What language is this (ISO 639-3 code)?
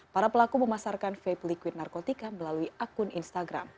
ind